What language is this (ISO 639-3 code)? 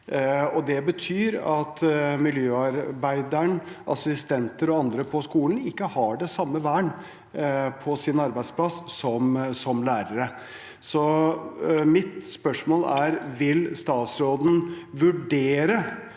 nor